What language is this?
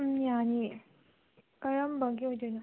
Manipuri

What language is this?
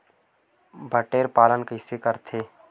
Chhattisgarhi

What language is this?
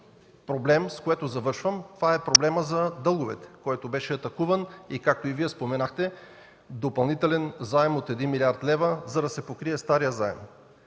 Bulgarian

